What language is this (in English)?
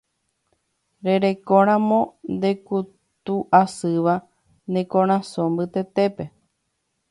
Guarani